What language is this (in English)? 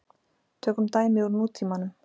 Icelandic